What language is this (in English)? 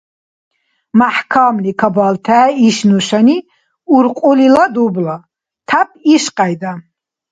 Dargwa